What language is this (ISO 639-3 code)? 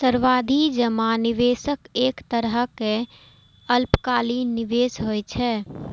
mai